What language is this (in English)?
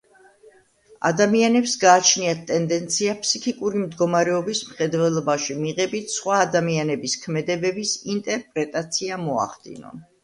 Georgian